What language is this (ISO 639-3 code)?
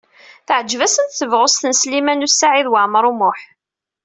kab